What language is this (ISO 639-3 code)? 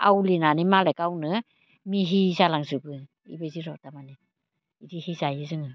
brx